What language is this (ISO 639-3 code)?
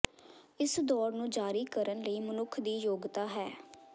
pan